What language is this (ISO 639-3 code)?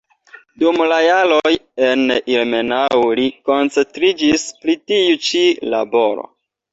epo